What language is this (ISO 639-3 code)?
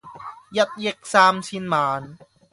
yue